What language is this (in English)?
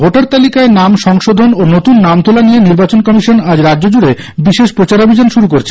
Bangla